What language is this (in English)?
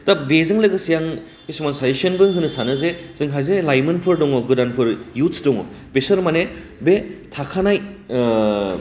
Bodo